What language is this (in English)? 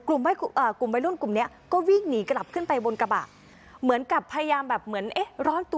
Thai